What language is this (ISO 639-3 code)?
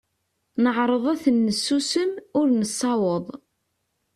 kab